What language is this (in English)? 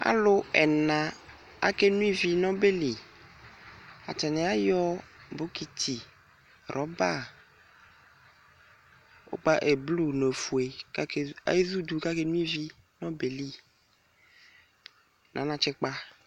Ikposo